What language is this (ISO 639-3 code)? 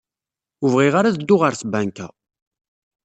kab